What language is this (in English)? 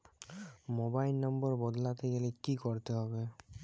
Bangla